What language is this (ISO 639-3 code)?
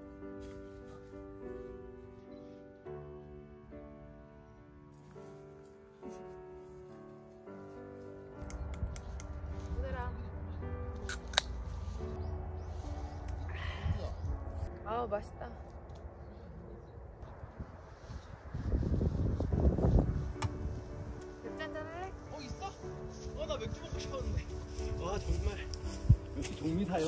kor